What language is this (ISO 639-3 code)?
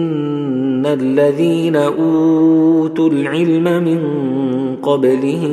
ara